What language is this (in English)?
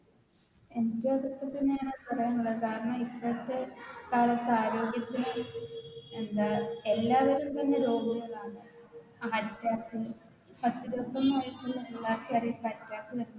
Malayalam